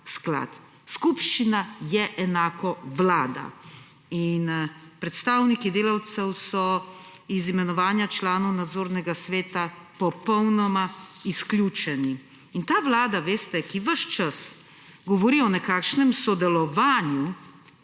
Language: Slovenian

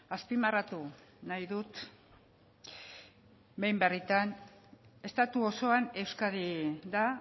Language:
Basque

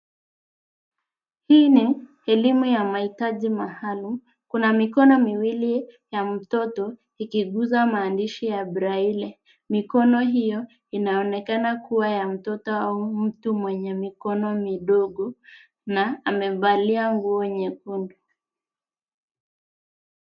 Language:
Swahili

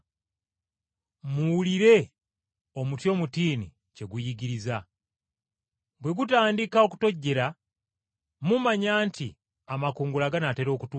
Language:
Ganda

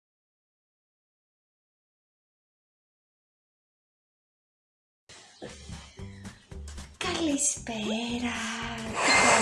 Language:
Greek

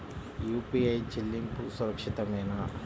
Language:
Telugu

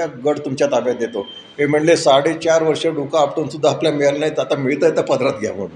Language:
Marathi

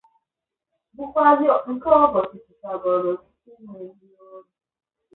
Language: Igbo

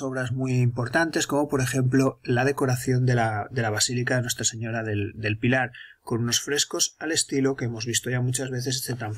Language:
Spanish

